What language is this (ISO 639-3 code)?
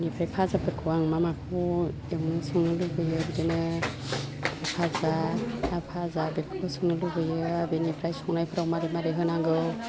brx